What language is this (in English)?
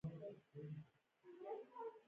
Pashto